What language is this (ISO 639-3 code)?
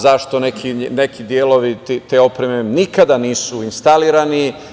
srp